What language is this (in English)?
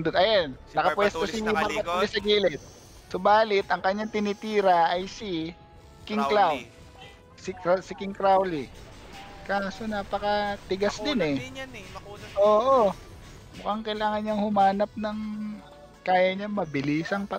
Filipino